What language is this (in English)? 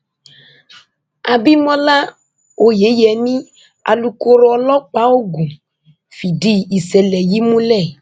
Yoruba